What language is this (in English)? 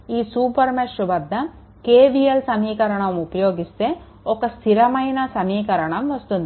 Telugu